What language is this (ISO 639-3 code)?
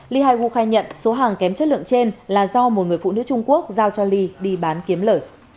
vie